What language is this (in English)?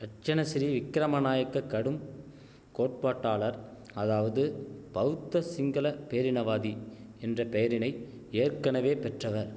Tamil